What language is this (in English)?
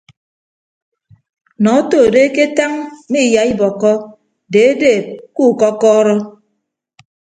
Ibibio